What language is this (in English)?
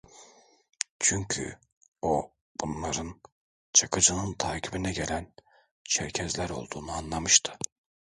Turkish